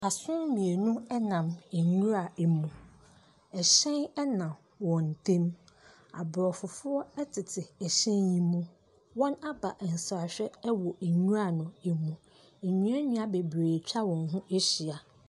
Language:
Akan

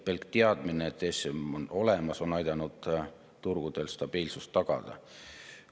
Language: Estonian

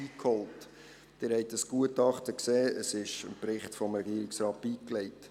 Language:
Swiss German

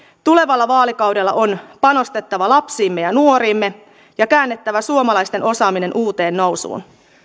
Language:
Finnish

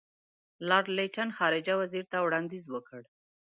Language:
Pashto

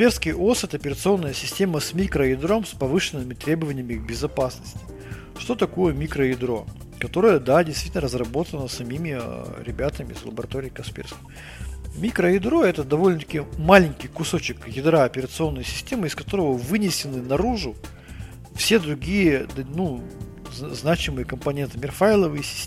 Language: Russian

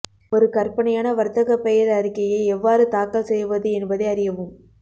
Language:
Tamil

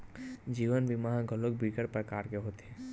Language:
Chhattisgarhi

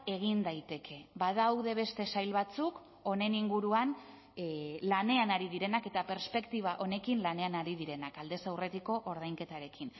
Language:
Basque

